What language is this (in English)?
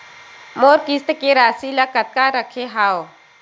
Chhattisgarhi